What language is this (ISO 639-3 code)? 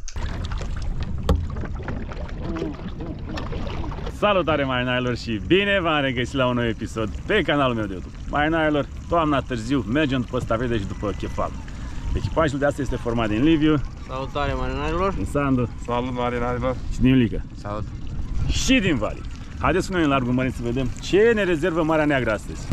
ron